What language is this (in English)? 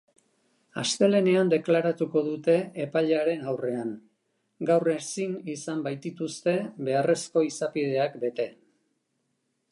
Basque